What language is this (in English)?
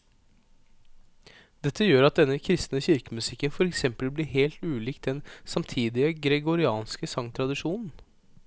Norwegian